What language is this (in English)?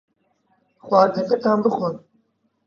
Central Kurdish